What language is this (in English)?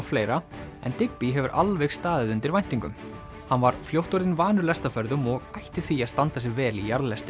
Icelandic